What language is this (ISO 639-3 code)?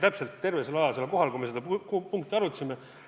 est